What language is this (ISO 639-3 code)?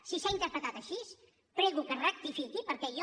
cat